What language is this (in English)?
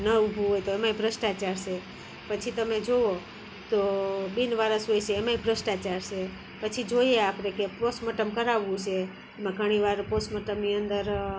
Gujarati